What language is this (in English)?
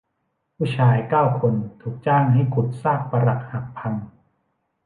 Thai